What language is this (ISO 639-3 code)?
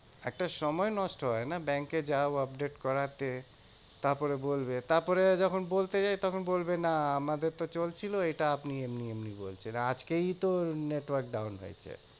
ben